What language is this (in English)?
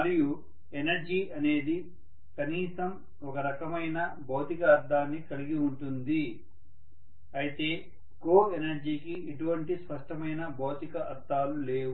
Telugu